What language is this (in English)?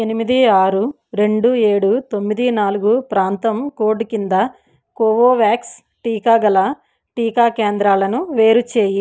Telugu